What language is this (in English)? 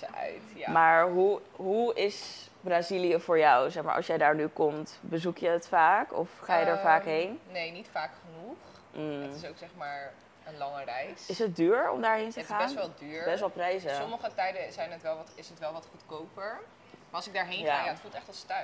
Dutch